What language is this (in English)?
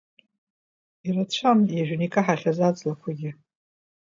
Abkhazian